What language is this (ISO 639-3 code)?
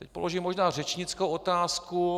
ces